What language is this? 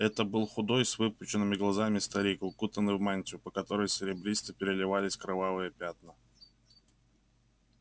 Russian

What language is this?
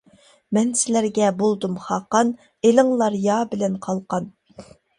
Uyghur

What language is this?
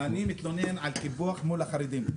Hebrew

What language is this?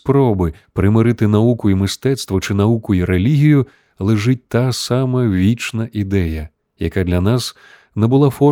Ukrainian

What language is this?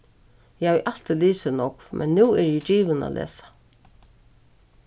Faroese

